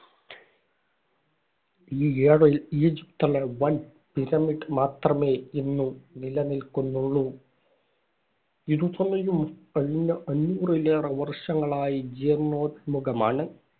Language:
Malayalam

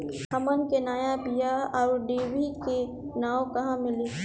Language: Bhojpuri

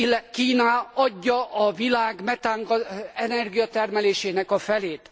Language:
Hungarian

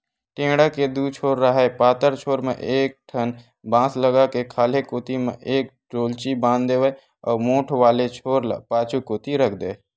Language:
Chhattisgarhi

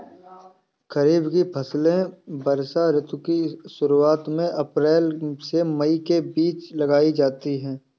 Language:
Hindi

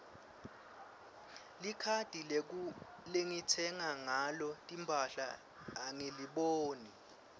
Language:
Swati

